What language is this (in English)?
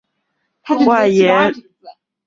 Chinese